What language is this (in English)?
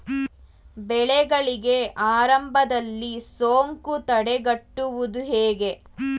Kannada